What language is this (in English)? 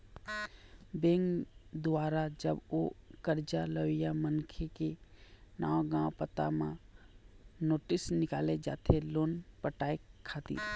Chhattisgarhi